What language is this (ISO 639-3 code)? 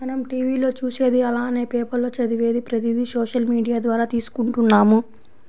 tel